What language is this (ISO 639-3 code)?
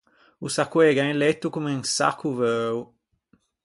lij